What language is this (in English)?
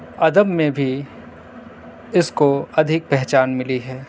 Urdu